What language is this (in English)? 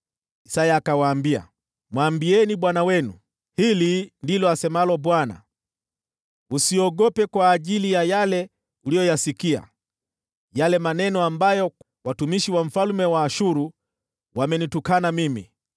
Swahili